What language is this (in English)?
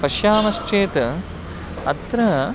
Sanskrit